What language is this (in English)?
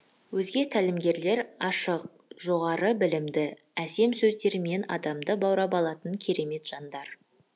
Kazakh